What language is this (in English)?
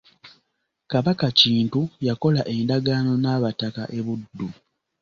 Ganda